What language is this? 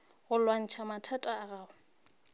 Northern Sotho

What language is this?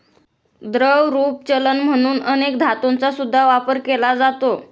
Marathi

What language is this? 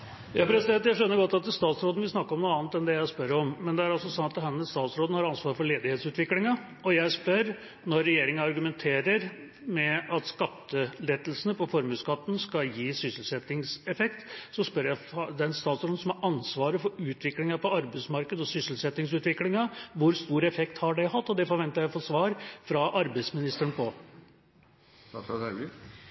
Norwegian Nynorsk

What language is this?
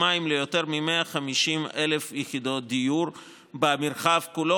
Hebrew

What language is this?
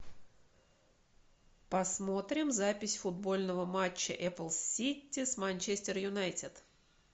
Russian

